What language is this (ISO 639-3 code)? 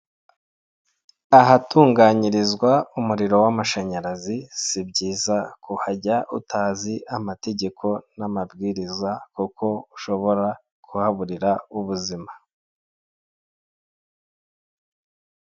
kin